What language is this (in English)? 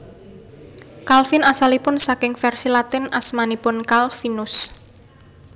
Javanese